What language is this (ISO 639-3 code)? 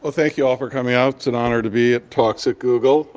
eng